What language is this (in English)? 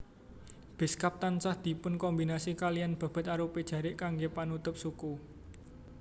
Javanese